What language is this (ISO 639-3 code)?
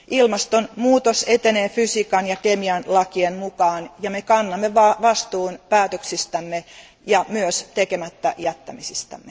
fin